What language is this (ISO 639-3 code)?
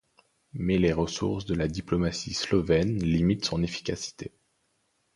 fra